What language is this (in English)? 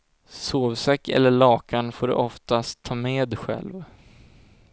Swedish